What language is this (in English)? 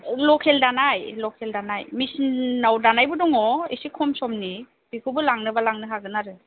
Bodo